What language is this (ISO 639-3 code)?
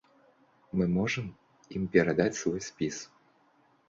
bel